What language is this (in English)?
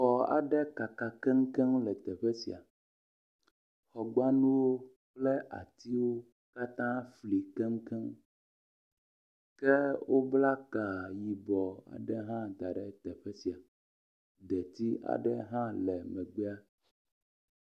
Ewe